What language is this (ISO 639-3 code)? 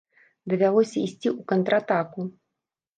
bel